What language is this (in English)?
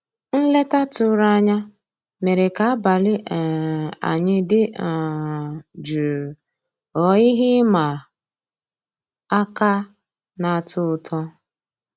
Igbo